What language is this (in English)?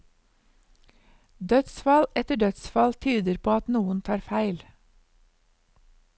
Norwegian